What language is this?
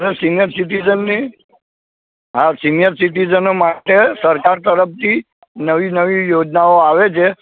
Gujarati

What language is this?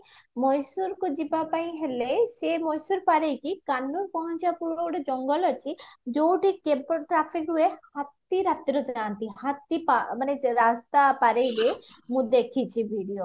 Odia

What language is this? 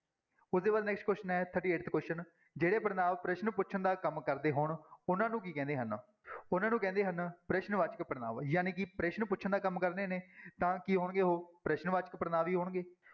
Punjabi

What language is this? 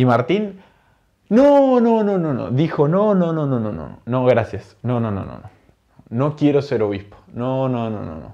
Spanish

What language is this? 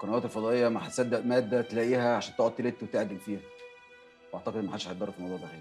Arabic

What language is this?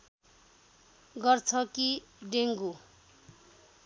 Nepali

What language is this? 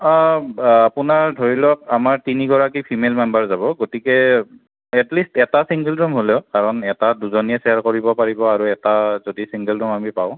Assamese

